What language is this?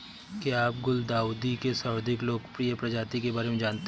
Hindi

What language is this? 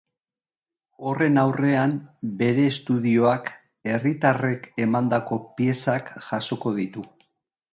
Basque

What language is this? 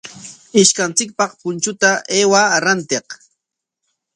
Corongo Ancash Quechua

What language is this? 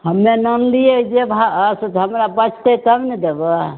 Maithili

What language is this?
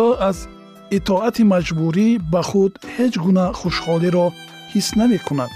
Persian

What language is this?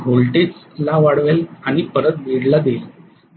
Marathi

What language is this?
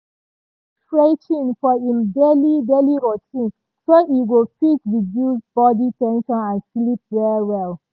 Nigerian Pidgin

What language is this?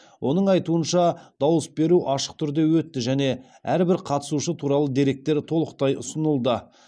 Kazakh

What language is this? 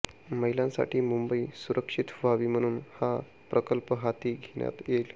Marathi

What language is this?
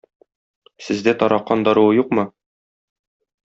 Tatar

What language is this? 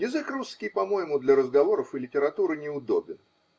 Russian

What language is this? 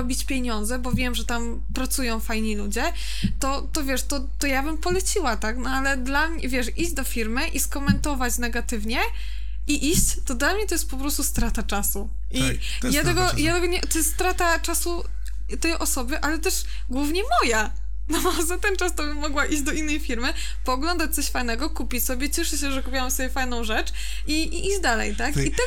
Polish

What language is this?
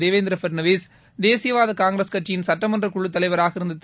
Tamil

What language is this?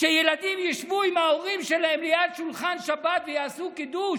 Hebrew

